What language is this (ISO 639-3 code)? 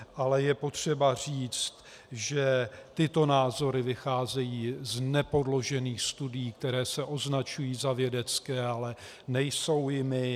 ces